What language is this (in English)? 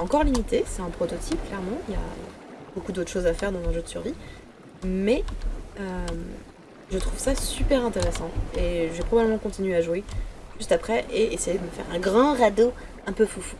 French